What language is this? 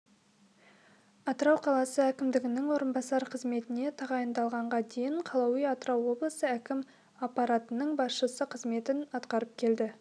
Kazakh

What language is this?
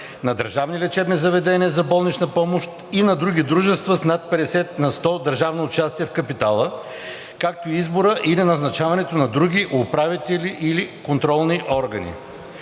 Bulgarian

